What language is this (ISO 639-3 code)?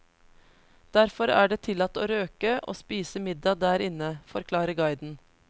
nor